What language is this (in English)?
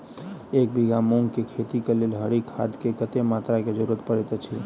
Maithili